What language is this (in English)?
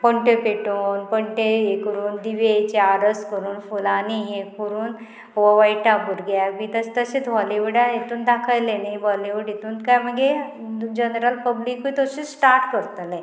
Konkani